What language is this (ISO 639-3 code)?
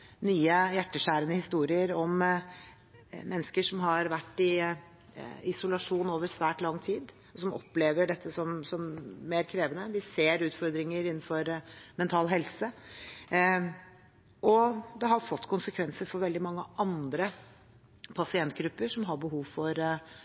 nob